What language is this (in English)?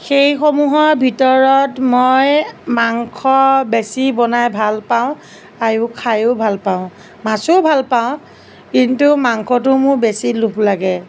Assamese